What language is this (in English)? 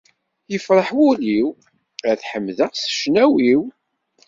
Kabyle